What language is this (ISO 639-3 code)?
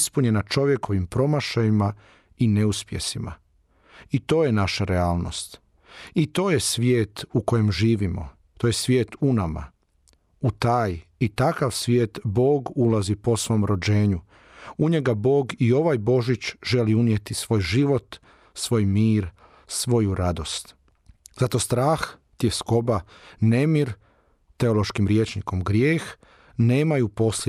hrv